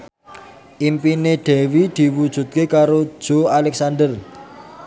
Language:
Javanese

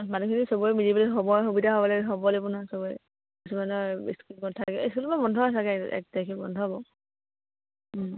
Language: Assamese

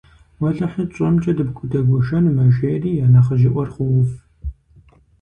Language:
Kabardian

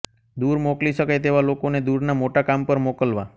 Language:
Gujarati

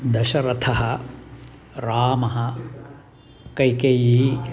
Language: Sanskrit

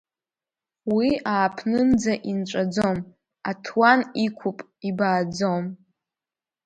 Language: Abkhazian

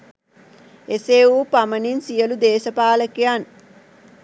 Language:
Sinhala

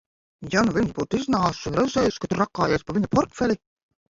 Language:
Latvian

